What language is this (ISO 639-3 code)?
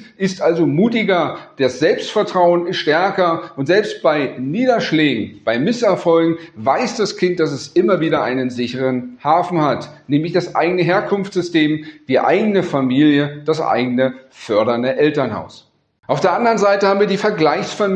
deu